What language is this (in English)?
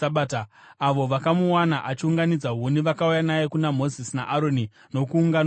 Shona